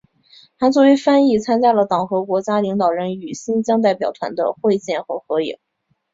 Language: Chinese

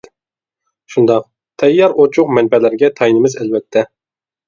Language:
Uyghur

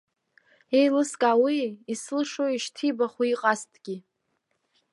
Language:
Abkhazian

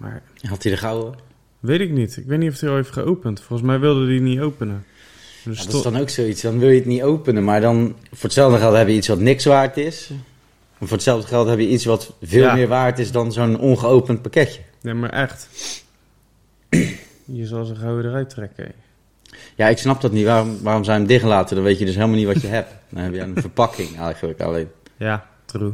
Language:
Dutch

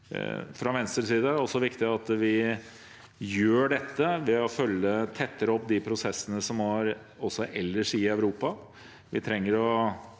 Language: Norwegian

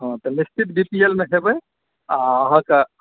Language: Maithili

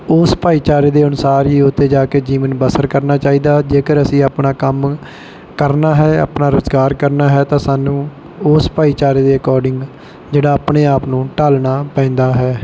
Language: Punjabi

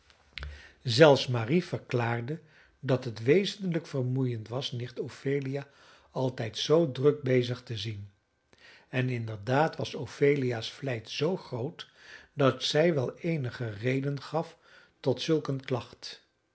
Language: Dutch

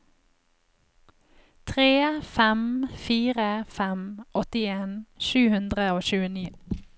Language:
Norwegian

